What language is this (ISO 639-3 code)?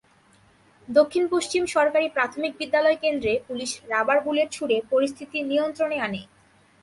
ben